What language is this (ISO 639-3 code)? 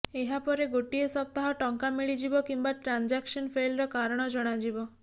ori